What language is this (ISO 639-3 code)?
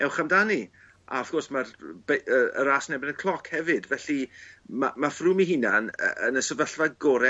cym